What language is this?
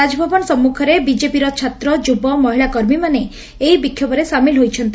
Odia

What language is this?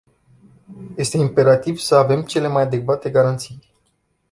Romanian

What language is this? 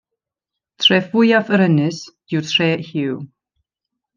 Welsh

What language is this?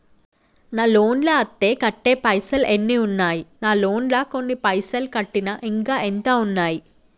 Telugu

